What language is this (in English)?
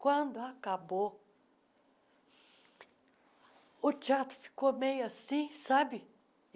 Portuguese